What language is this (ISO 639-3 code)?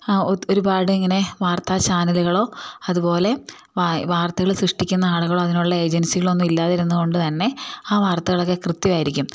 mal